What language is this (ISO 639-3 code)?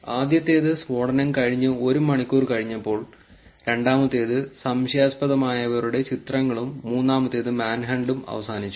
mal